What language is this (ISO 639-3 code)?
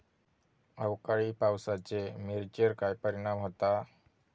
mar